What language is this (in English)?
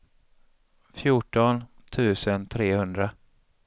Swedish